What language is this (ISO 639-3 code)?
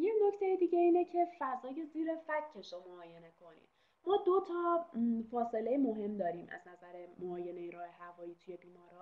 fas